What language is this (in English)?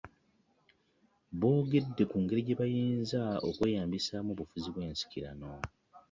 Ganda